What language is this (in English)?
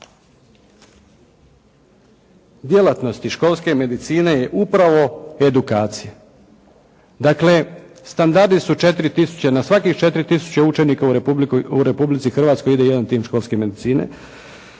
Croatian